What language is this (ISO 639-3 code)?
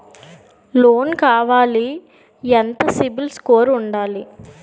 tel